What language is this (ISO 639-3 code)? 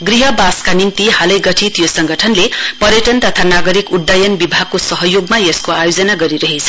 nep